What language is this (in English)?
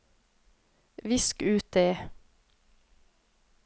Norwegian